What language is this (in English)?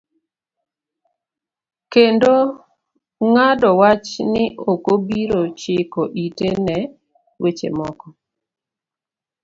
Luo (Kenya and Tanzania)